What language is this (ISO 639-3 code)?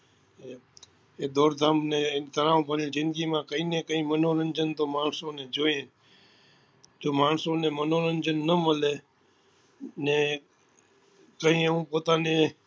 guj